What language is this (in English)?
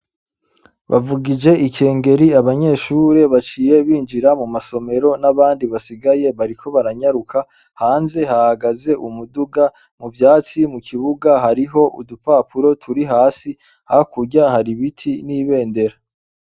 Rundi